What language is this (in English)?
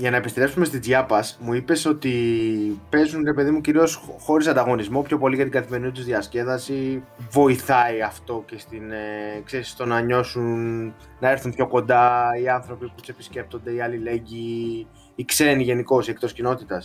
Greek